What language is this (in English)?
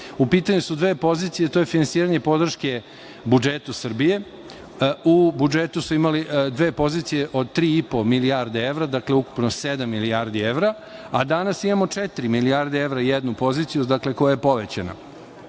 Serbian